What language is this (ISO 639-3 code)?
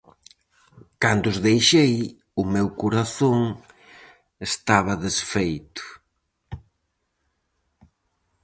glg